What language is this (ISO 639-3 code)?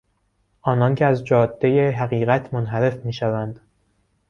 fas